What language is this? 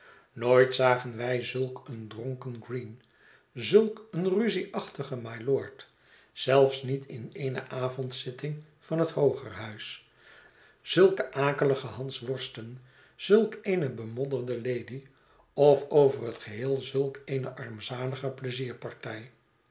Dutch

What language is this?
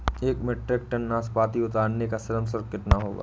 Hindi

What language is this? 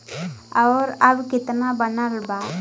Bhojpuri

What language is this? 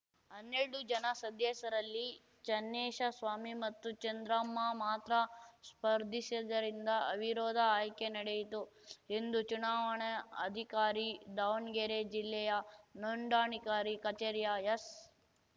Kannada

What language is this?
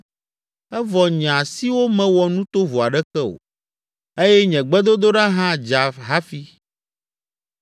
Ewe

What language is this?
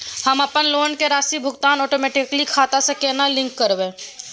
Maithili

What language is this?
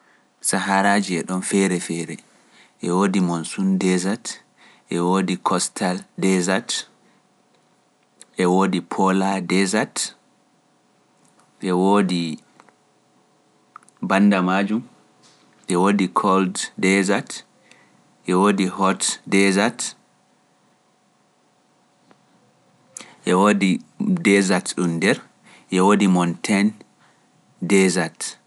Pular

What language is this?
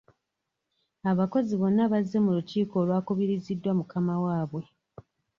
Ganda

